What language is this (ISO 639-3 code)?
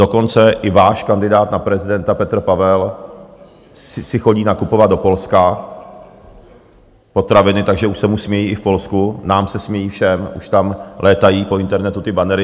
ces